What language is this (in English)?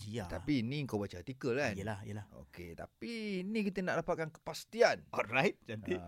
Malay